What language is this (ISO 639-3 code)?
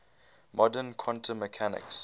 eng